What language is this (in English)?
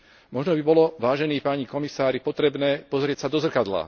Slovak